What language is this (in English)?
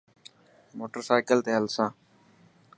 Dhatki